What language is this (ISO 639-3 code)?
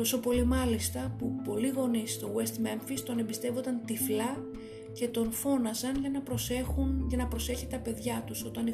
ell